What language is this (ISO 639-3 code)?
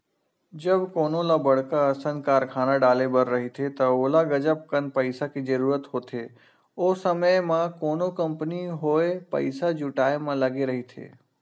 hne